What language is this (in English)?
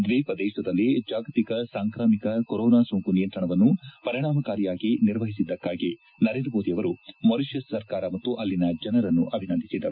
Kannada